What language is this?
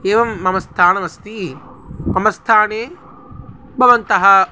Sanskrit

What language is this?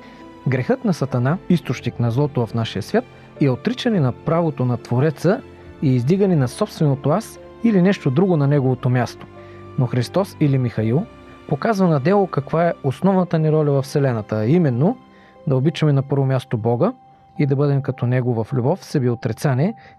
Bulgarian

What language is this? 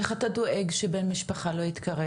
Hebrew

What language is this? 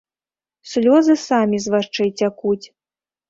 Belarusian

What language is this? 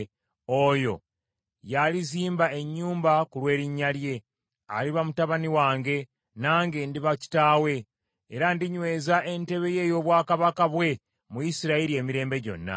Ganda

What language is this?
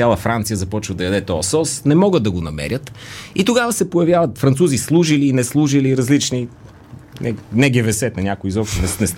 Bulgarian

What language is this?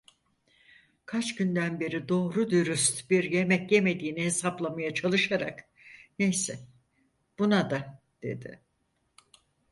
Turkish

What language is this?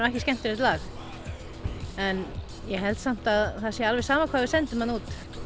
Icelandic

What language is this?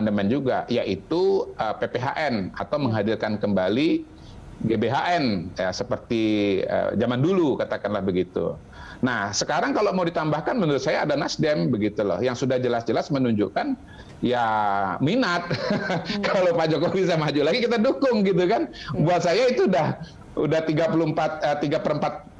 Indonesian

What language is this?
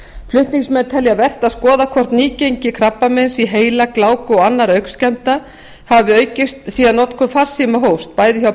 Icelandic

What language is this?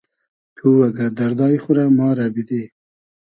Hazaragi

